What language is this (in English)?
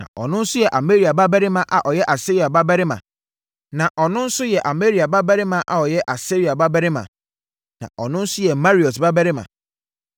Akan